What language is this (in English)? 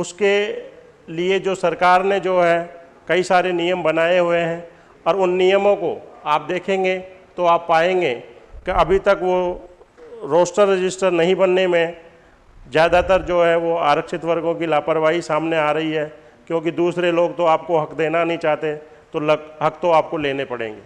Hindi